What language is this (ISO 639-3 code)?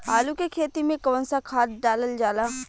bho